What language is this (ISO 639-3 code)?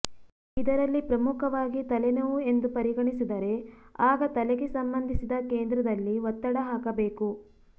kan